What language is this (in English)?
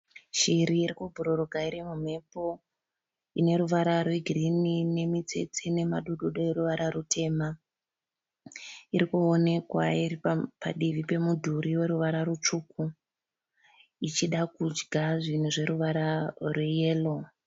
Shona